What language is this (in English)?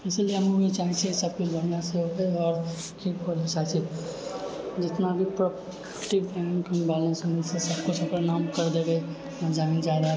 Maithili